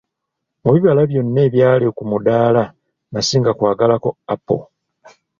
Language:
Ganda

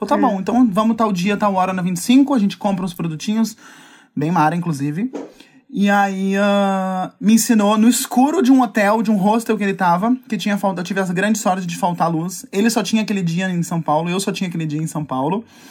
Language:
Portuguese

